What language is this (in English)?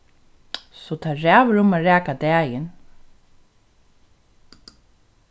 Faroese